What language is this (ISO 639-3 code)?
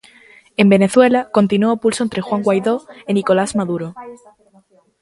glg